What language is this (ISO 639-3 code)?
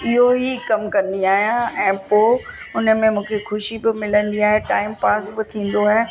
snd